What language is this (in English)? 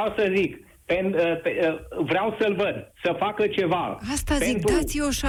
Romanian